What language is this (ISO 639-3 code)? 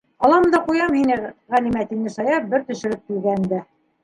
bak